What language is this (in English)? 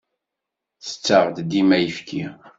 Kabyle